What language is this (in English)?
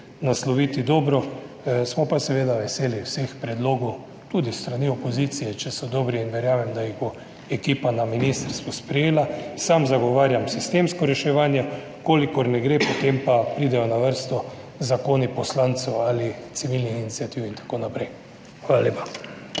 Slovenian